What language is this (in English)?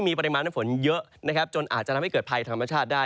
Thai